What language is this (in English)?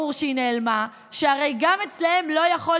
Hebrew